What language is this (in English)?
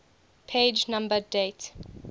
English